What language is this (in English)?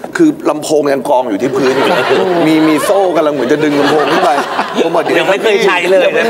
Thai